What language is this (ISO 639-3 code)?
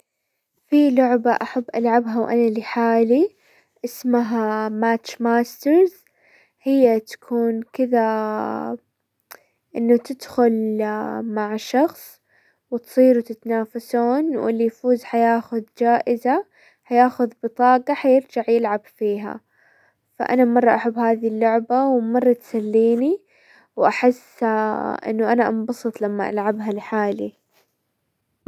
acw